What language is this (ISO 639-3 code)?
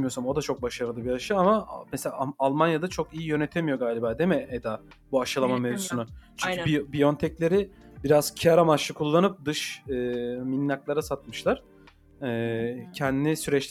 tur